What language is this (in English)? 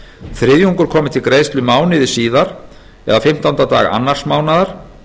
Icelandic